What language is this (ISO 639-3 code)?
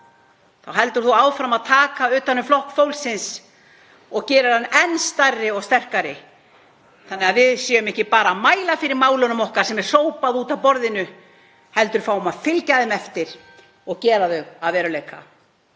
isl